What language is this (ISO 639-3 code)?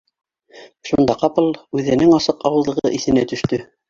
bak